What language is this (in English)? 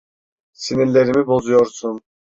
Turkish